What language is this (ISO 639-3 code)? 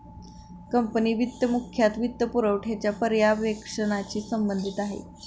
mar